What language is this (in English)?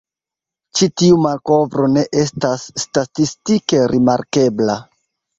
Esperanto